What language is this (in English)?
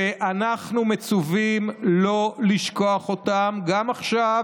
Hebrew